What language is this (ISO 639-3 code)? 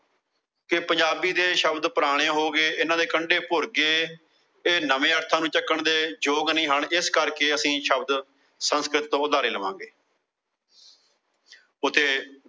pan